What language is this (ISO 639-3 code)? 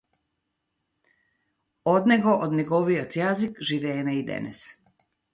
mkd